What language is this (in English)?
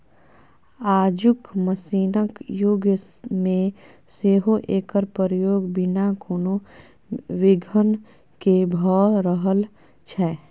Maithili